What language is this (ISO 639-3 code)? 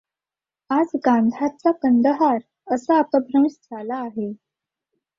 mar